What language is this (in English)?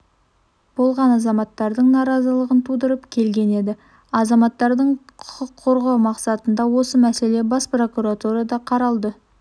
Kazakh